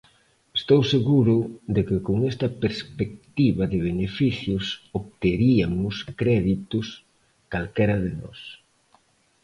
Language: Galician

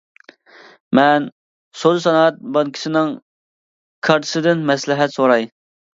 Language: Uyghur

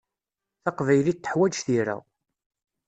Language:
Kabyle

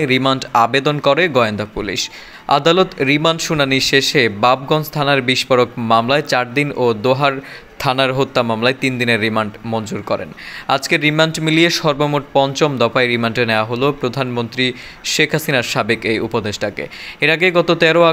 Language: Bangla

